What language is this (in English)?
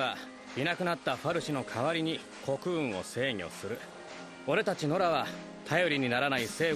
Japanese